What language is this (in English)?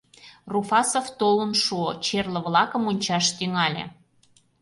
Mari